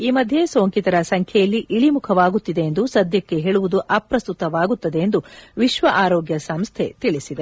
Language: Kannada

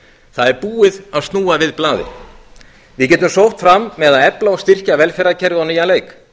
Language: Icelandic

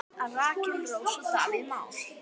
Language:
Icelandic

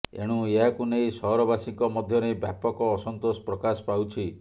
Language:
Odia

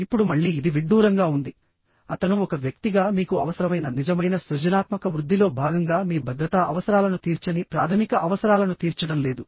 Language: Telugu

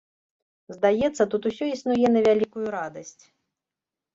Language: Belarusian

